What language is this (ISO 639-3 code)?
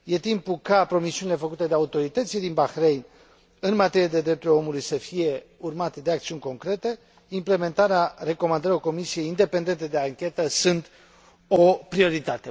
ron